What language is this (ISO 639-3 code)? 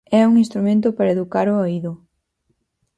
glg